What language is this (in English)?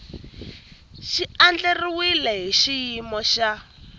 Tsonga